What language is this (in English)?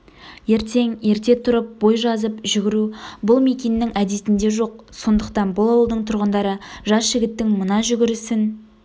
Kazakh